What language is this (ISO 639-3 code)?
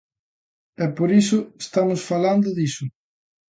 glg